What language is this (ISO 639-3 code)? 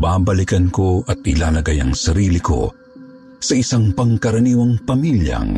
fil